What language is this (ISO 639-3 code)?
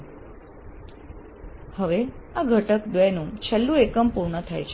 guj